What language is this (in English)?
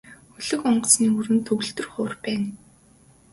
Mongolian